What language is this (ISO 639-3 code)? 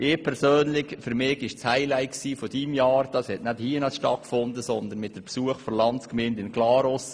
gsw